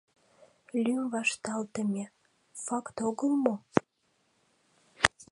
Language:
Mari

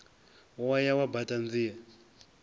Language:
Venda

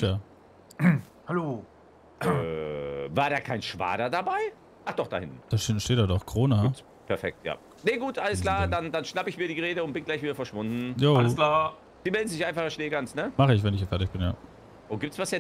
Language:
German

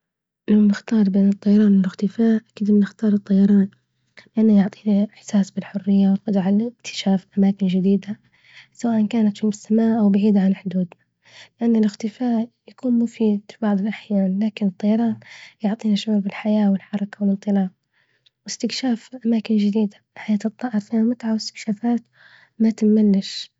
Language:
Libyan Arabic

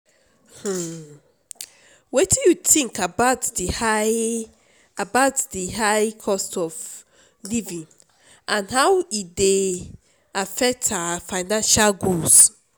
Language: Nigerian Pidgin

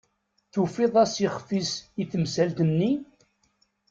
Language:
Kabyle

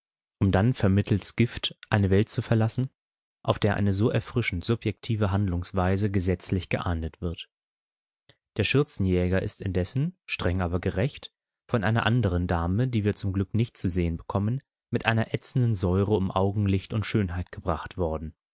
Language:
German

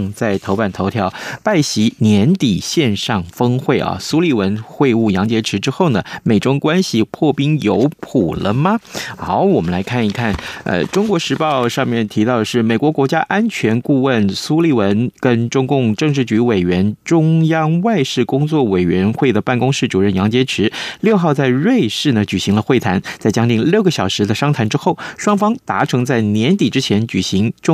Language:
Chinese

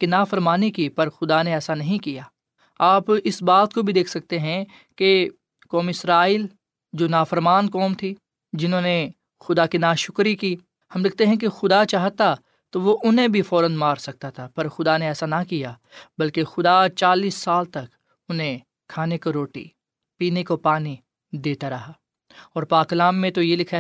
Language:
Urdu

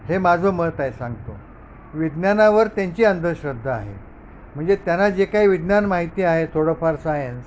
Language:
Marathi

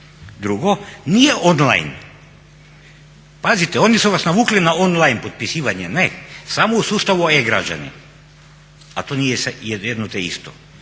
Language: Croatian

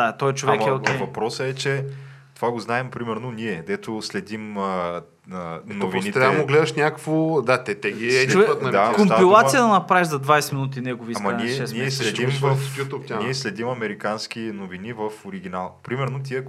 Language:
Bulgarian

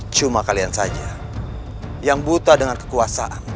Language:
Indonesian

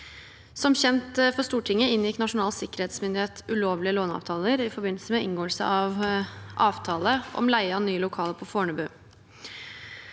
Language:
Norwegian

